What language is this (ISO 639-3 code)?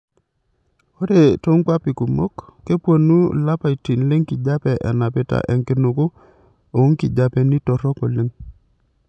mas